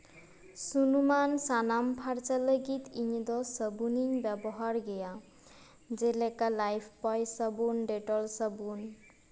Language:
Santali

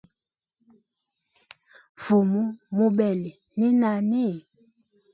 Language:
Hemba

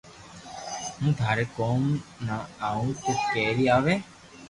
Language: Loarki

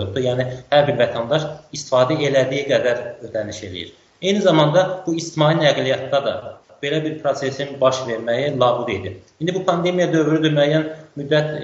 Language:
Turkish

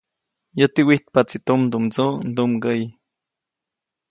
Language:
Copainalá Zoque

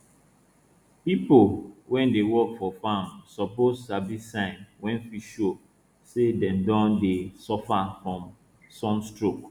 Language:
Nigerian Pidgin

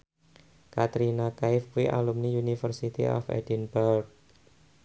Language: Javanese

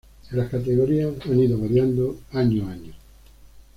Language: Spanish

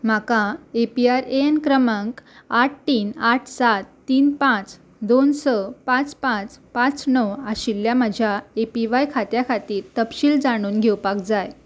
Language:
Konkani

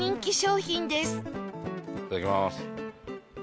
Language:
Japanese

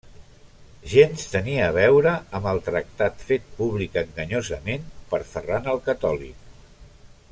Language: Catalan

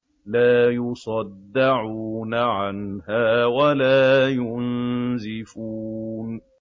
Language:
Arabic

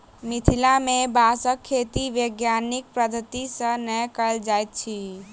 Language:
Maithili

